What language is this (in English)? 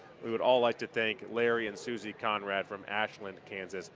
English